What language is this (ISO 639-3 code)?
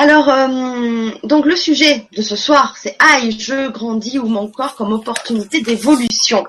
fra